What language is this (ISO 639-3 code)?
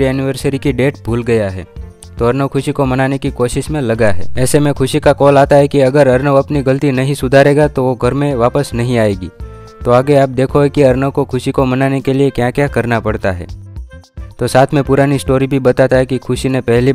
hin